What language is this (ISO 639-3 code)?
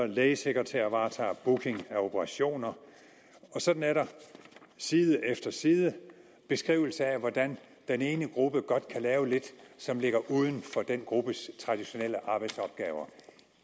dan